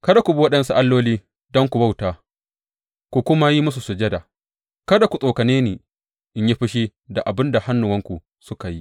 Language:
Hausa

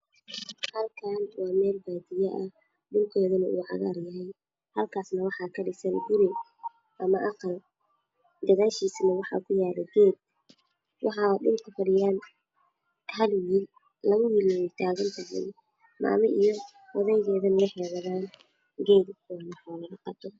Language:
Somali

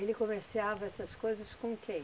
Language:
Portuguese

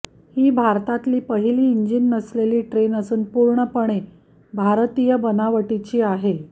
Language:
Marathi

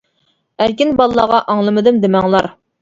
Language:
Uyghur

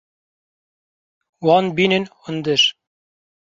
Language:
Kurdish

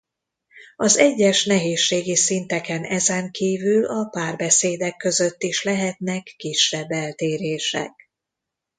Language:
Hungarian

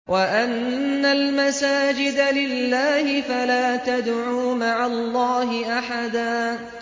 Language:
Arabic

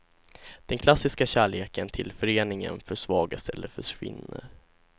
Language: Swedish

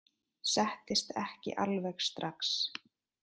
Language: Icelandic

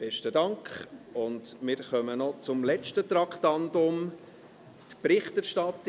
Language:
Swiss German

